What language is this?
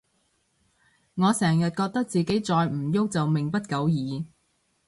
Cantonese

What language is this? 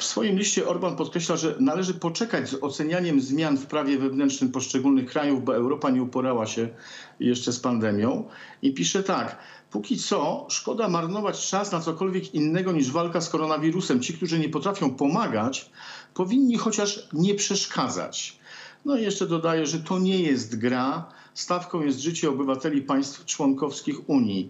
Polish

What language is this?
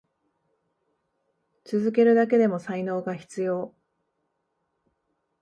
Japanese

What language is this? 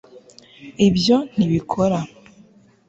Kinyarwanda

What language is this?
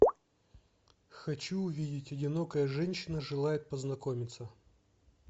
Russian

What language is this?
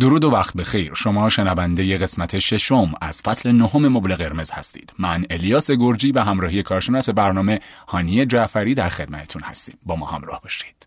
Persian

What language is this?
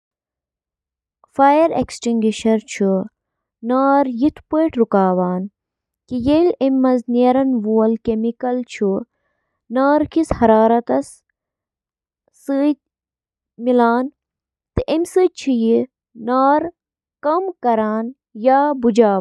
Kashmiri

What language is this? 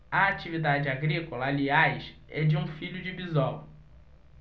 Portuguese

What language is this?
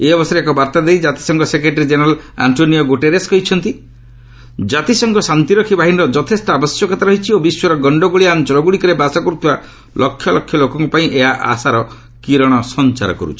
Odia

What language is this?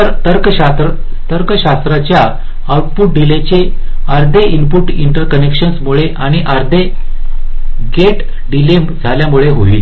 Marathi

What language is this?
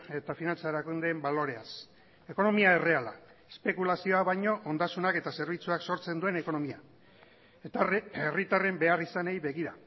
Basque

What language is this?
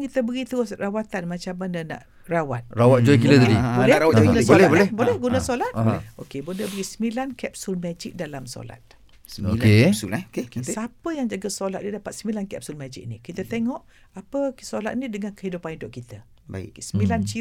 Malay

